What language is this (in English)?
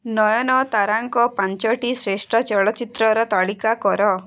Odia